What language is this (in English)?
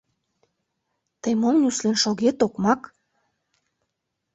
Mari